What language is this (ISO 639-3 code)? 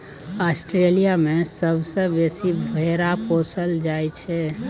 mai